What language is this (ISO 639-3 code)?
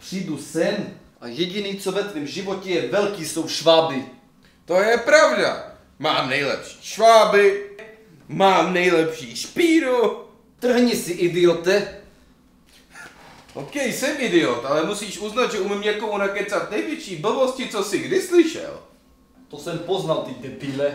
ces